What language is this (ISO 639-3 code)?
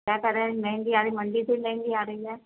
urd